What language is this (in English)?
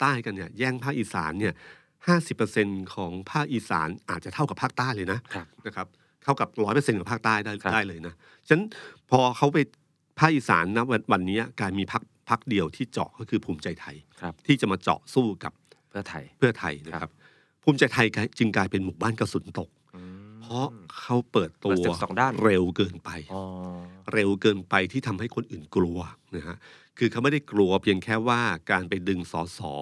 Thai